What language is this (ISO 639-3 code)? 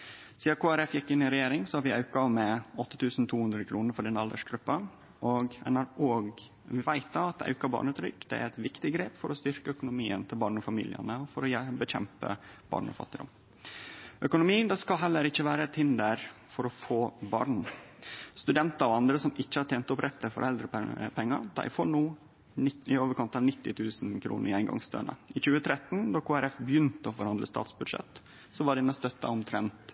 nno